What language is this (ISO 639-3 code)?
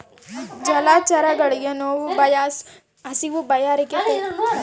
kan